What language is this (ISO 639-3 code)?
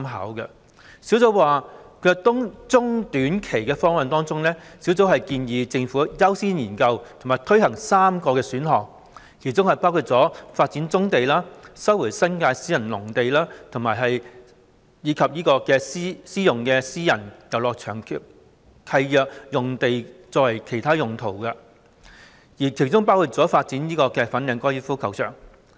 yue